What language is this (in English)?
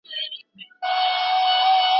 Pashto